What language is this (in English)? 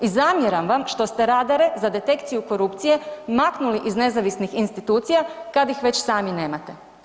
Croatian